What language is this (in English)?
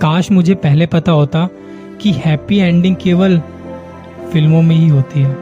Hindi